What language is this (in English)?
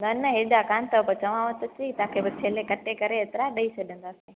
Sindhi